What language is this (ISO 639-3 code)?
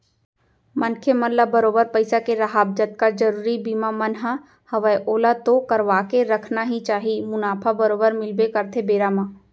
hne